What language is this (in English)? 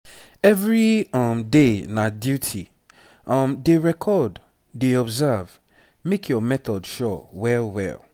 Nigerian Pidgin